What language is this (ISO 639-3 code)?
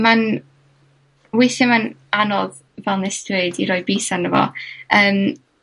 cym